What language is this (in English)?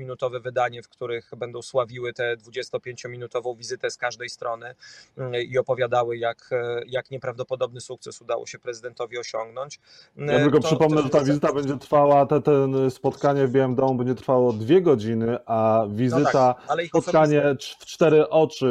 Polish